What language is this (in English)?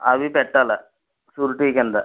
Telugu